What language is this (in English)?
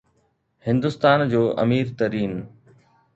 Sindhi